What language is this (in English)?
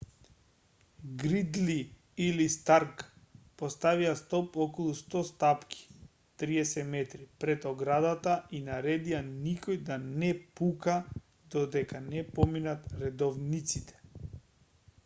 Macedonian